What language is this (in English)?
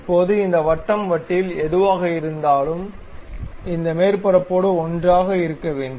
Tamil